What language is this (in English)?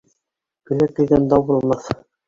Bashkir